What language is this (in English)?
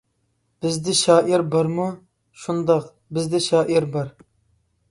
Uyghur